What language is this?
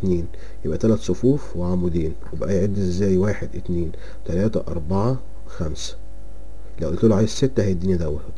Arabic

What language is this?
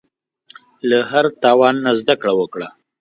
Pashto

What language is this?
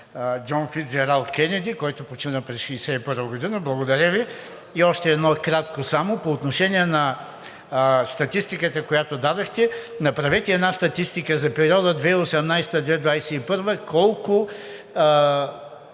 Bulgarian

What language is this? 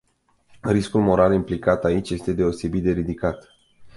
Romanian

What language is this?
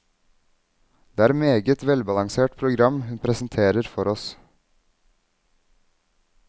Norwegian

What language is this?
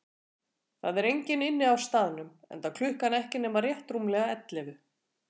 Icelandic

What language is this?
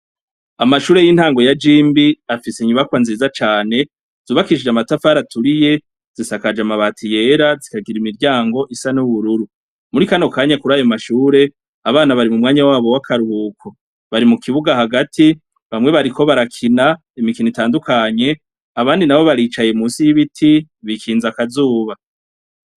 Rundi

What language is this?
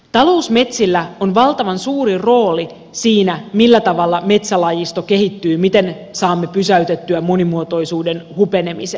Finnish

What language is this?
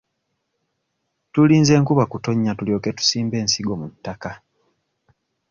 Ganda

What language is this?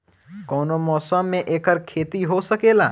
Bhojpuri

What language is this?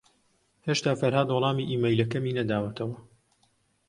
Central Kurdish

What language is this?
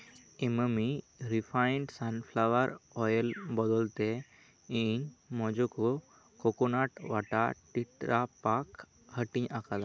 Santali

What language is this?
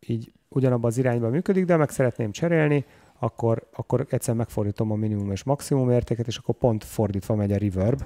Hungarian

